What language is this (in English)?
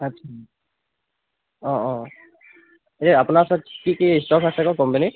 Assamese